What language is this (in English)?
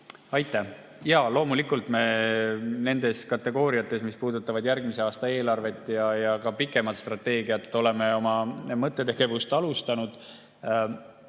Estonian